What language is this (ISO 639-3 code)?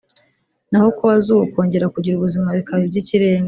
kin